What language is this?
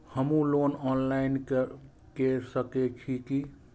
Maithili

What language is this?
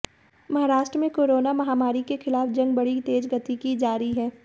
Hindi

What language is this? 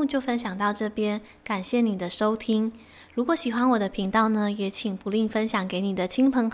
Chinese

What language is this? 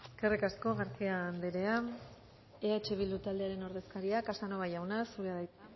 Basque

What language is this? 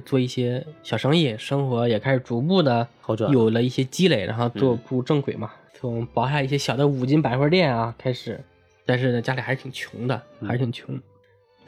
Chinese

